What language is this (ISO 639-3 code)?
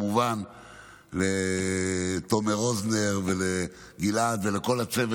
heb